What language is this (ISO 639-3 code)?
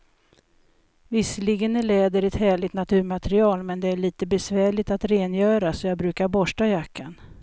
swe